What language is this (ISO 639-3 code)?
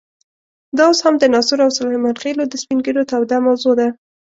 pus